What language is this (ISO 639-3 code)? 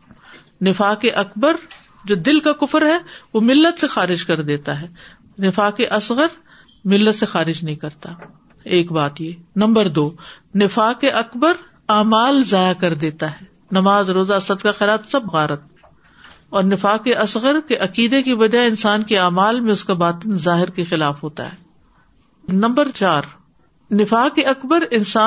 urd